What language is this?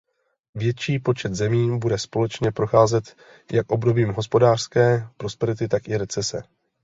Czech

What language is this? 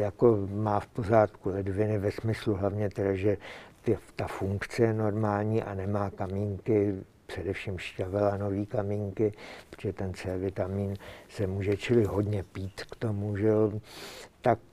Czech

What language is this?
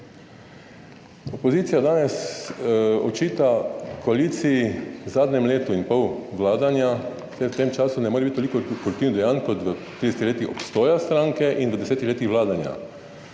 Slovenian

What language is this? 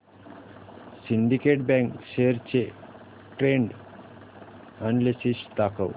Marathi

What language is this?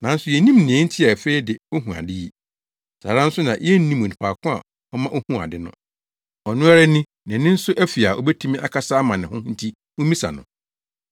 Akan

